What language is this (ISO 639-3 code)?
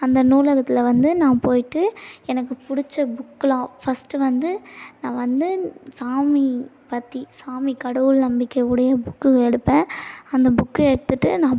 tam